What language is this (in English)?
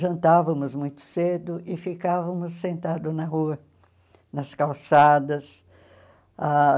Portuguese